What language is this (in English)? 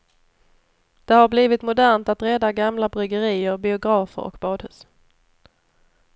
Swedish